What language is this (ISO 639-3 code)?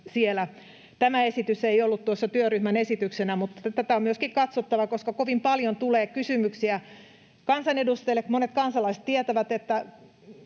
fin